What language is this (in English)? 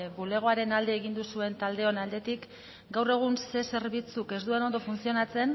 Basque